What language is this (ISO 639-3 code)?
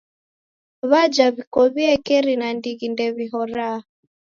dav